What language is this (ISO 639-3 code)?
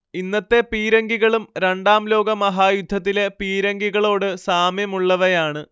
mal